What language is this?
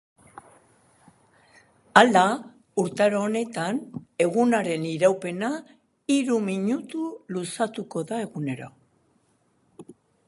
Basque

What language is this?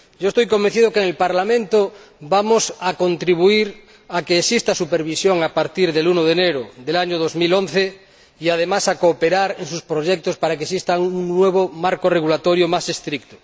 Spanish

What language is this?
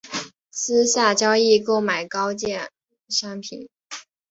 Chinese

